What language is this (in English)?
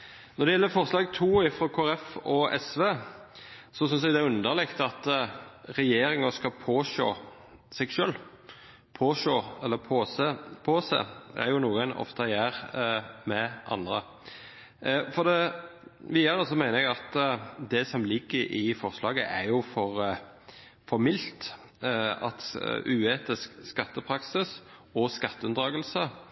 Norwegian Bokmål